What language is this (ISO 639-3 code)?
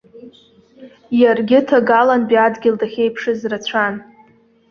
abk